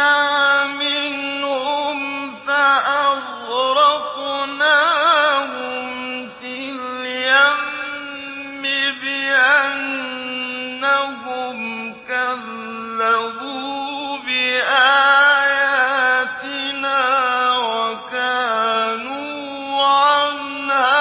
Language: Arabic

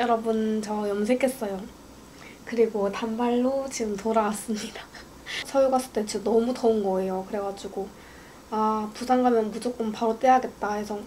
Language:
Korean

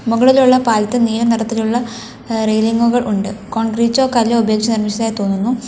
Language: Malayalam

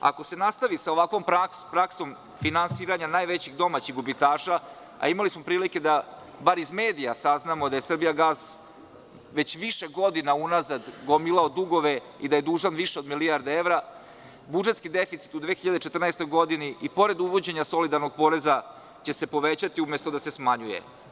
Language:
Serbian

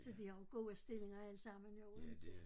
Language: Danish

